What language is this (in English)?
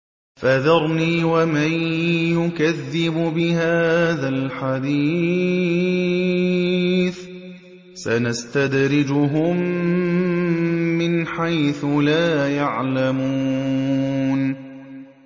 Arabic